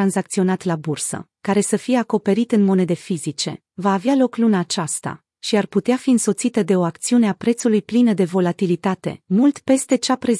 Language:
Romanian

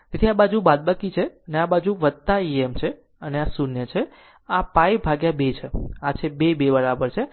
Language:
Gujarati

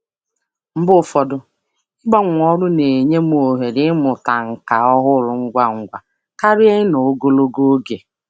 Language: Igbo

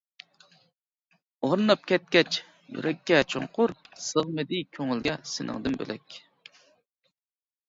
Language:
Uyghur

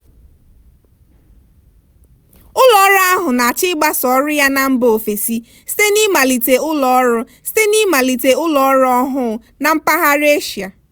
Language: Igbo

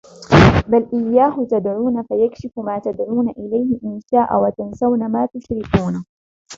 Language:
Arabic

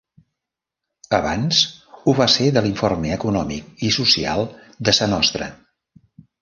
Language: Catalan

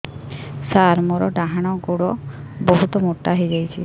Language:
Odia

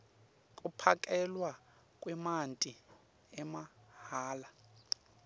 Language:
Swati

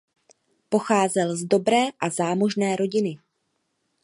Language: Czech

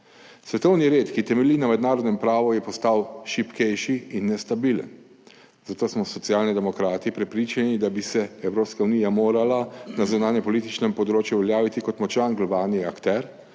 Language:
Slovenian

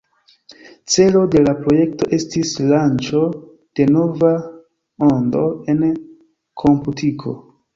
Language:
Esperanto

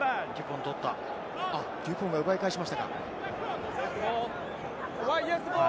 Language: Japanese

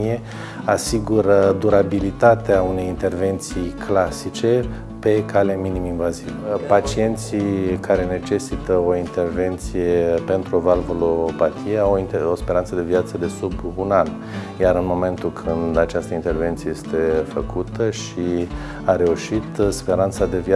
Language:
Romanian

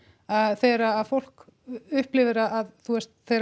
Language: Icelandic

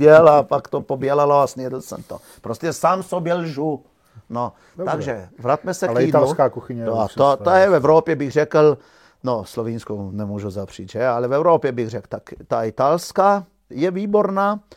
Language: Czech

